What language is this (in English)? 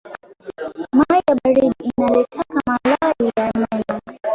Swahili